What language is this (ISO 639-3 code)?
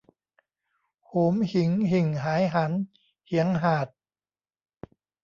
tha